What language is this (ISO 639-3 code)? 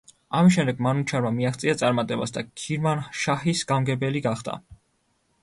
kat